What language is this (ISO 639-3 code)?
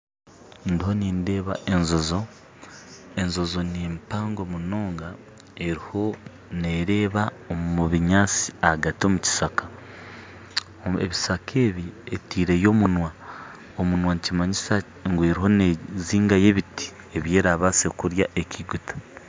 nyn